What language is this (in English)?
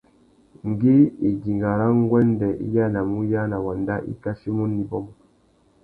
Tuki